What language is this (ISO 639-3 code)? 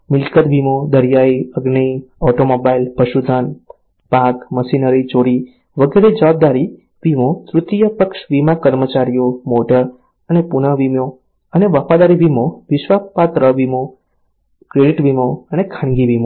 guj